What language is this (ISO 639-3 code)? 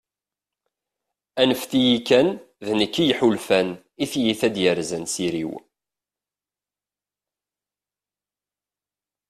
kab